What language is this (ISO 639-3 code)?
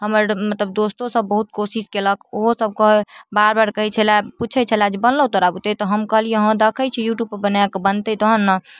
mai